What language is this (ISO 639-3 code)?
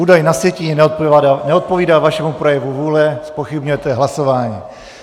ces